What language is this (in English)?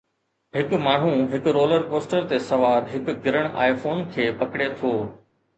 Sindhi